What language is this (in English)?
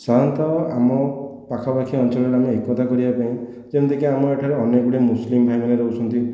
Odia